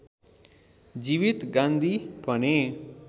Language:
Nepali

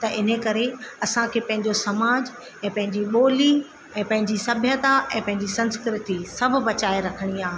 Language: Sindhi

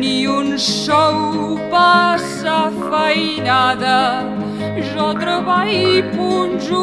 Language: Romanian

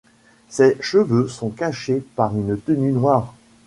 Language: French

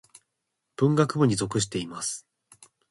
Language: Japanese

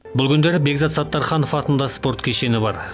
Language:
Kazakh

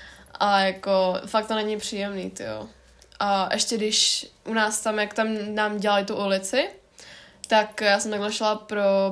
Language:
Czech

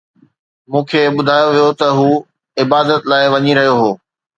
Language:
Sindhi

